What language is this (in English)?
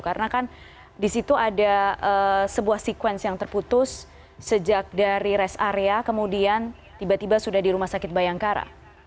Indonesian